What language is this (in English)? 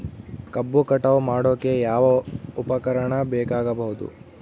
Kannada